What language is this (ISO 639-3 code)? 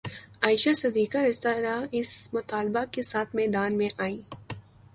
urd